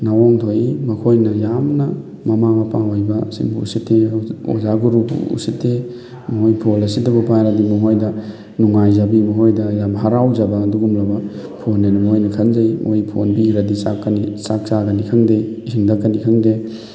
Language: Manipuri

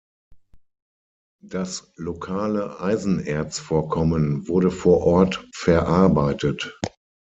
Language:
German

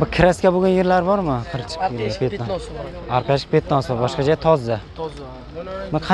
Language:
Turkish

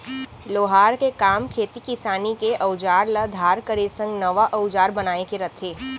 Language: Chhattisgarhi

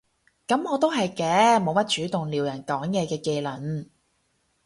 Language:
Cantonese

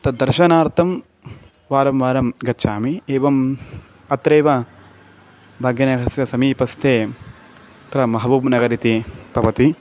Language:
Sanskrit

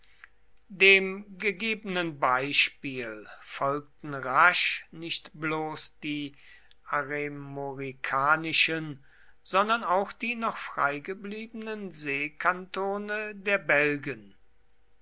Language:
German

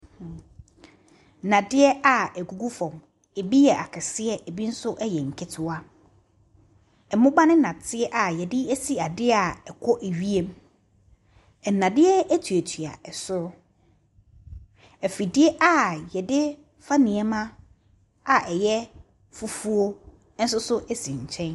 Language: Akan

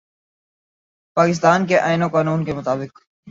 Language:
Urdu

